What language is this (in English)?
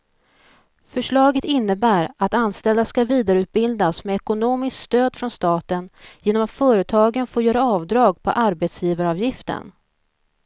Swedish